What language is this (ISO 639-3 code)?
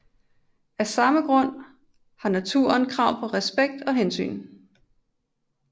dan